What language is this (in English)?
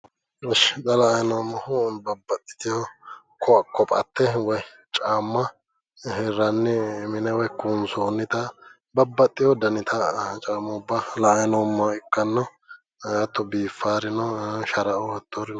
Sidamo